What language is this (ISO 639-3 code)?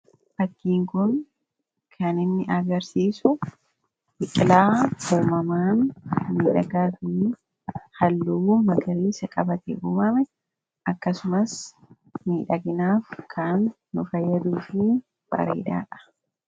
orm